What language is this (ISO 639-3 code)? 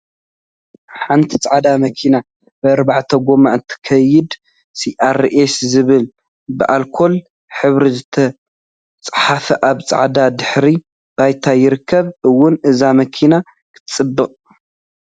tir